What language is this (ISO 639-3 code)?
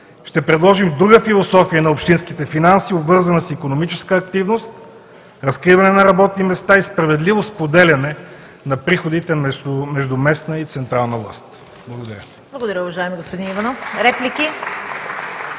bul